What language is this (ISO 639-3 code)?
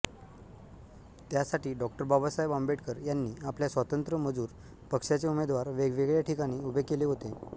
mar